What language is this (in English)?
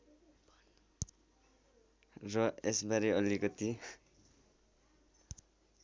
Nepali